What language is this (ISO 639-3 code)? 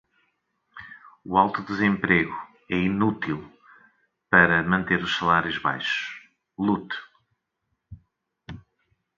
por